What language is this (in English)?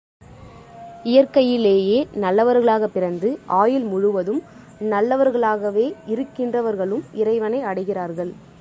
Tamil